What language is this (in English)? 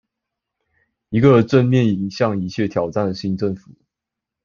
Chinese